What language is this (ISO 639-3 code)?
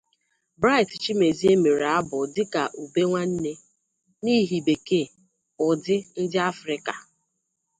ibo